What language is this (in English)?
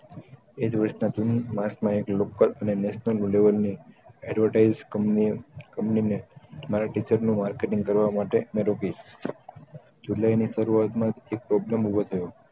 Gujarati